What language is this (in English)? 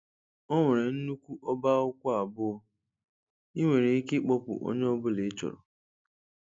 Igbo